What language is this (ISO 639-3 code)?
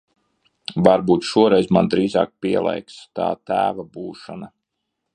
lav